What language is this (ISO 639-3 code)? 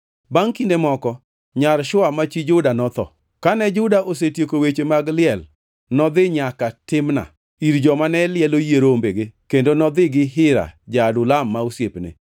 luo